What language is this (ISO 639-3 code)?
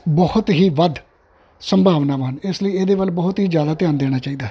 pan